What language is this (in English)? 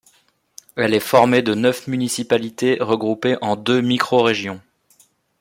French